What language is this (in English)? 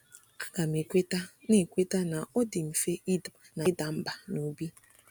Igbo